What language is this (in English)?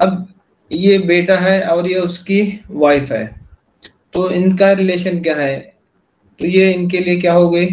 Hindi